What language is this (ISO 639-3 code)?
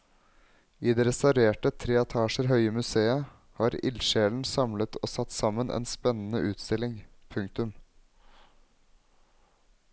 nor